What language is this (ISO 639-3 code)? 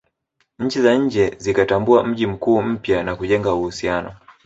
swa